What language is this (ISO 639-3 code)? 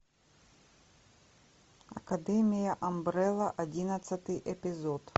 rus